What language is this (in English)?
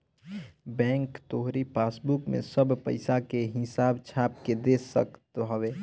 Bhojpuri